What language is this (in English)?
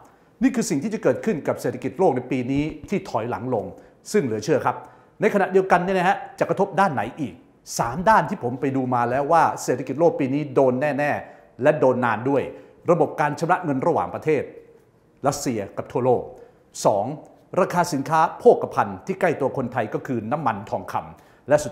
Thai